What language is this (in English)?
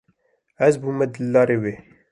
Kurdish